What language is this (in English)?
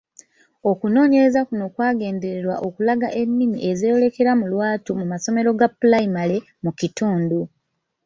Ganda